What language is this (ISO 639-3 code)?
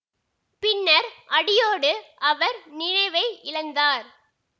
tam